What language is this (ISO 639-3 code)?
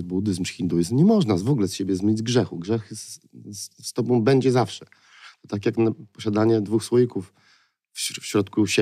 pol